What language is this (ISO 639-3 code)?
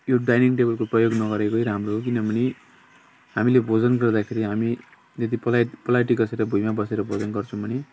nep